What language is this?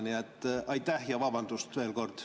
Estonian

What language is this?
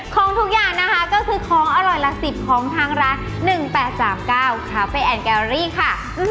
Thai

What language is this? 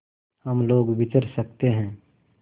Hindi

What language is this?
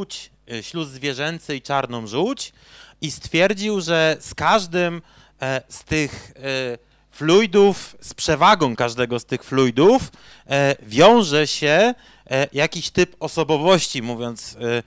Polish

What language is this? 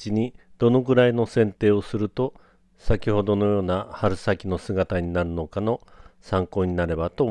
Japanese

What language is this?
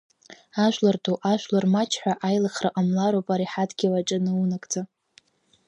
Abkhazian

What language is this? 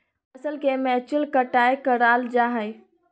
Magahi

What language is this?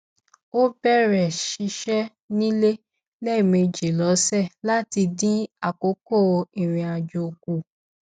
Yoruba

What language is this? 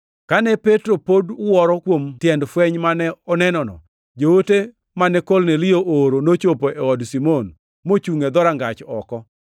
Luo (Kenya and Tanzania)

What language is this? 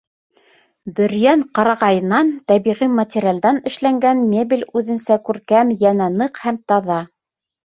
Bashkir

